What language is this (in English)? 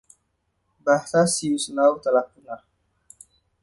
Indonesian